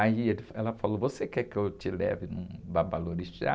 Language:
Portuguese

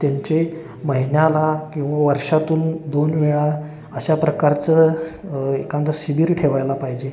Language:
Marathi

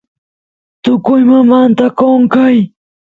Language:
Santiago del Estero Quichua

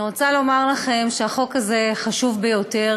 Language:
Hebrew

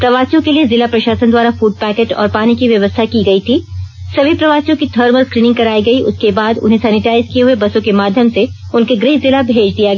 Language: Hindi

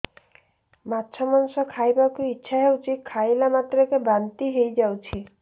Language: Odia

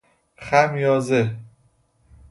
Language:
Persian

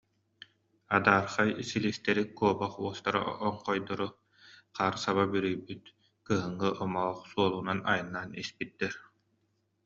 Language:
Yakut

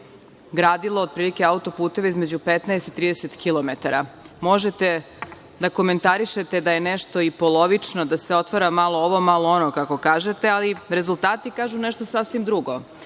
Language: Serbian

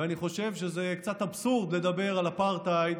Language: Hebrew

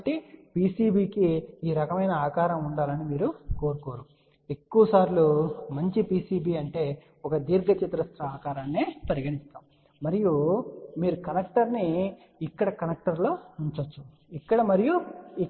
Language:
Telugu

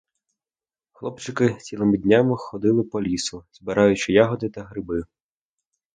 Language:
Ukrainian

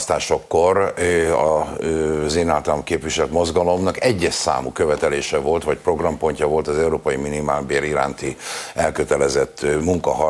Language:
Hungarian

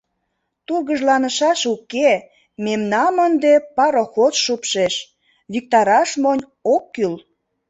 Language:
Mari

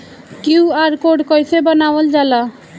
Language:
Bhojpuri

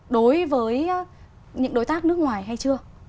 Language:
Vietnamese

